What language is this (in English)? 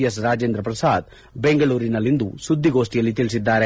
Kannada